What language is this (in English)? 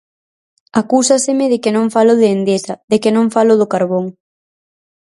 Galician